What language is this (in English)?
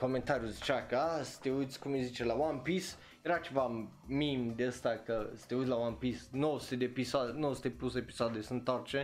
Romanian